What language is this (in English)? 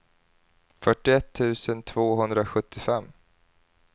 Swedish